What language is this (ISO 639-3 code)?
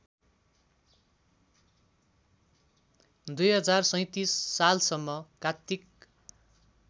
nep